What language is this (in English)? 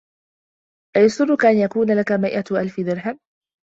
Arabic